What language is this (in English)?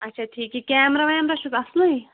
Kashmiri